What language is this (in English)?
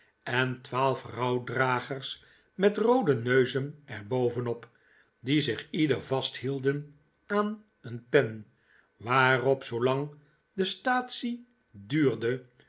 Dutch